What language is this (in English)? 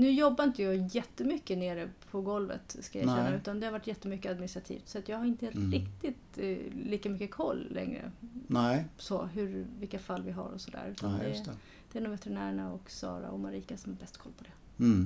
Swedish